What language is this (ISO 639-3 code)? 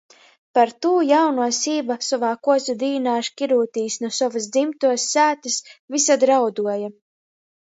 ltg